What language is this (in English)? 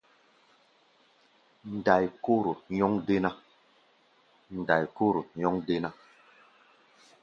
Gbaya